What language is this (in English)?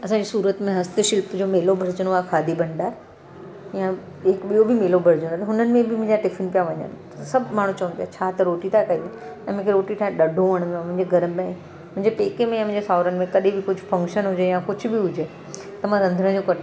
Sindhi